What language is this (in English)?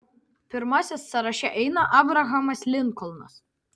Lithuanian